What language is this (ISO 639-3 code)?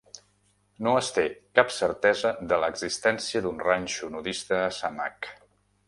cat